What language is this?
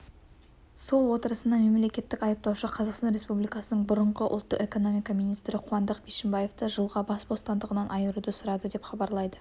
Kazakh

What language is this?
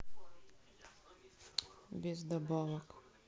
Russian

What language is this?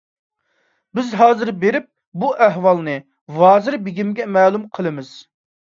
Uyghur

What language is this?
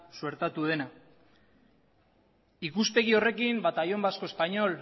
Basque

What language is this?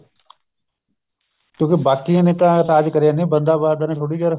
Punjabi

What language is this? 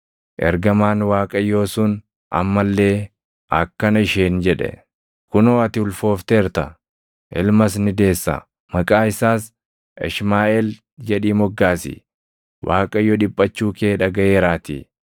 Oromo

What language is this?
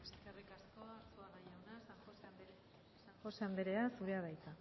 Basque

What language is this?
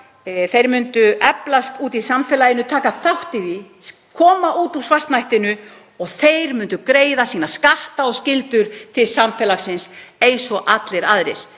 Icelandic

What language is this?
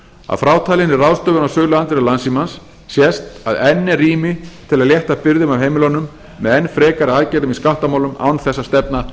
Icelandic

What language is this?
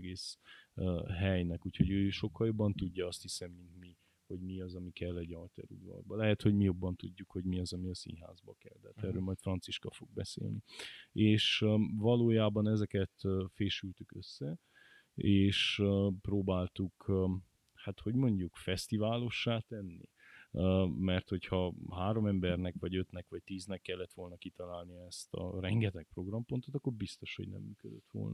Hungarian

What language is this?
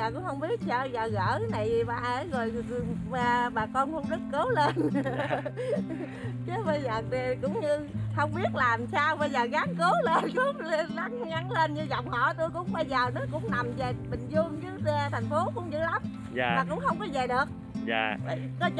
Vietnamese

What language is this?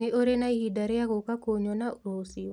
Kikuyu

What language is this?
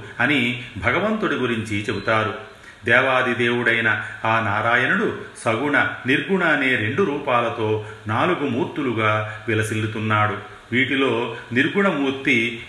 Telugu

